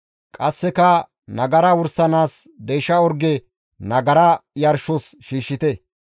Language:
Gamo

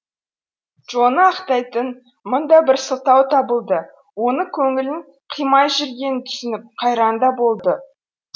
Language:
Kazakh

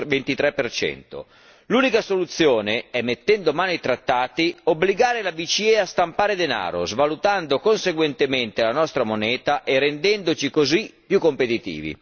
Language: Italian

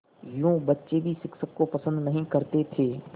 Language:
Hindi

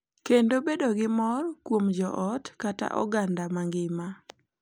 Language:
Luo (Kenya and Tanzania)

